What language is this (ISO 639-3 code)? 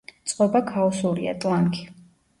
kat